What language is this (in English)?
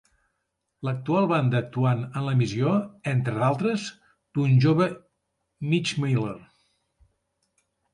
Catalan